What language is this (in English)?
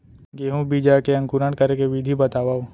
Chhattisgarhi